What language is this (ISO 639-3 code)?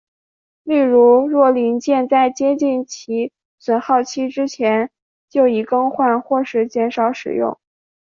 zho